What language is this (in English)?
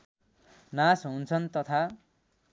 Nepali